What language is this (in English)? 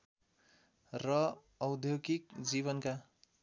Nepali